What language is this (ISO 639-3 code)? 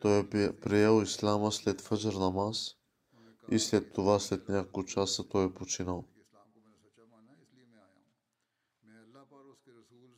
bul